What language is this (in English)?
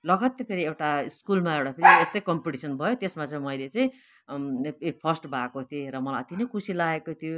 Nepali